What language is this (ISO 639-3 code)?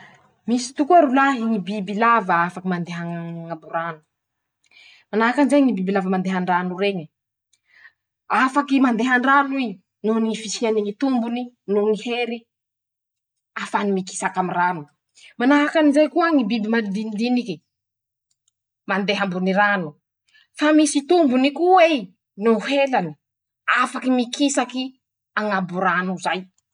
msh